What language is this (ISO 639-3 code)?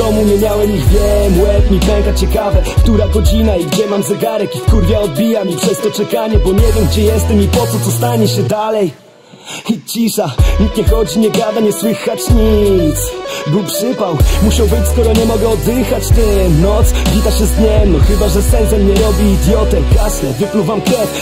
pol